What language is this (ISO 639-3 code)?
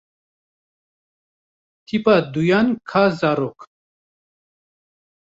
kur